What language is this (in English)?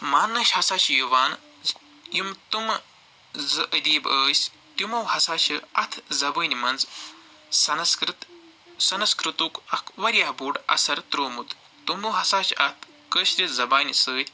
Kashmiri